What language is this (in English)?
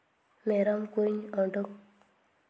Santali